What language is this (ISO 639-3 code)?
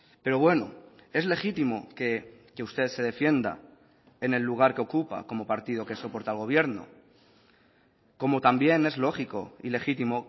spa